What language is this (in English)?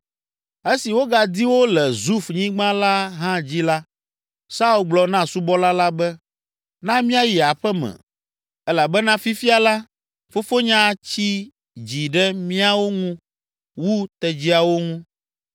Ewe